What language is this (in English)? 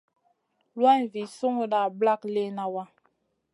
Masana